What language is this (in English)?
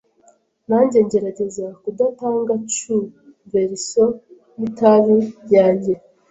Kinyarwanda